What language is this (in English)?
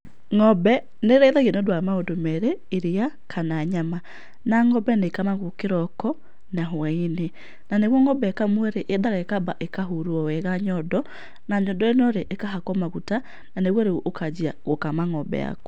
Kikuyu